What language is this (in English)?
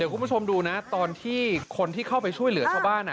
Thai